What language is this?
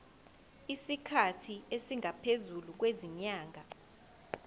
Zulu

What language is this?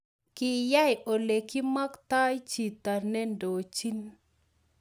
Kalenjin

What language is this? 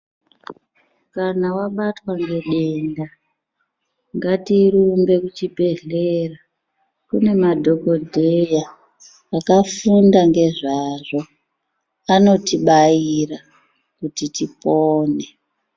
Ndau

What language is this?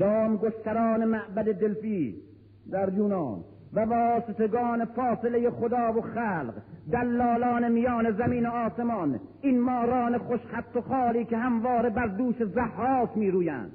Persian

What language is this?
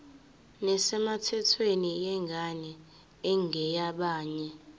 Zulu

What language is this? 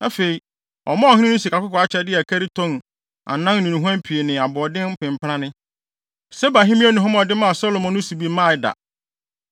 Akan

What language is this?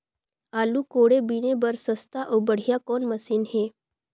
Chhattisgarhi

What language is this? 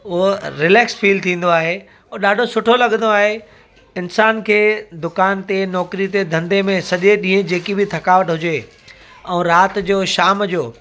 Sindhi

